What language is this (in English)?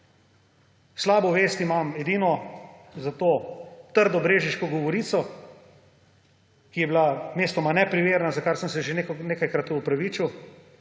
Slovenian